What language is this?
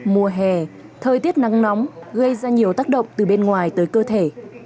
Vietnamese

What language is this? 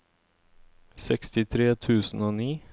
Norwegian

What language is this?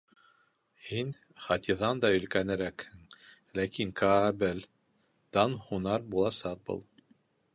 Bashkir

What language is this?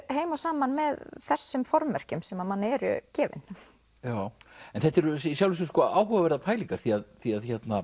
Icelandic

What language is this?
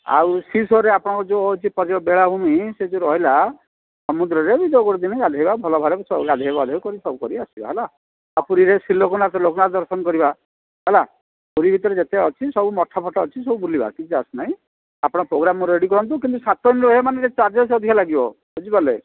Odia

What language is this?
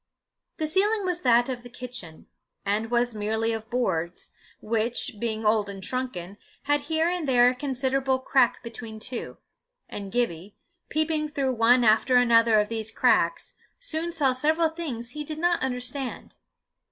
English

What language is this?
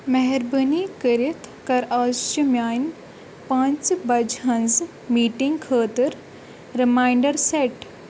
Kashmiri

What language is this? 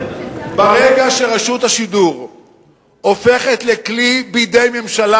Hebrew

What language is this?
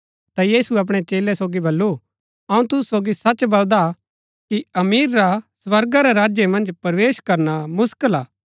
Gaddi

